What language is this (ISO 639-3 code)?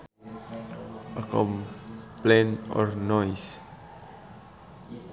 sun